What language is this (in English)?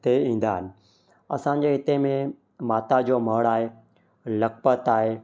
Sindhi